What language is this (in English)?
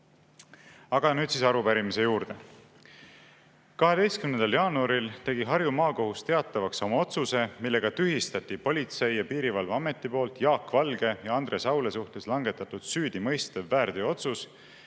Estonian